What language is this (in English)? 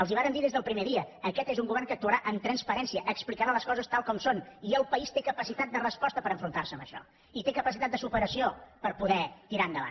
Catalan